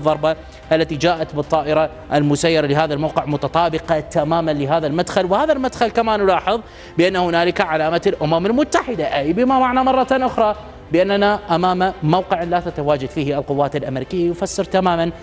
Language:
Arabic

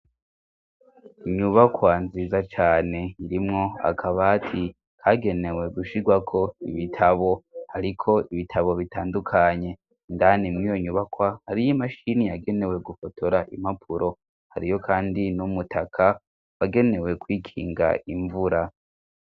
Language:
Rundi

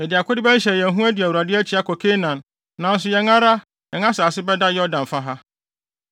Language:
Akan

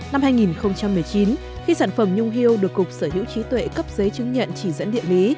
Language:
Vietnamese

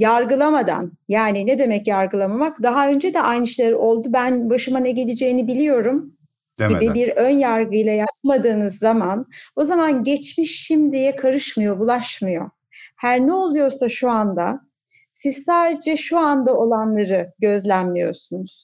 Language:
Turkish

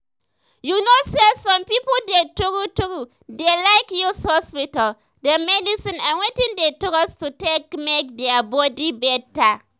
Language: Nigerian Pidgin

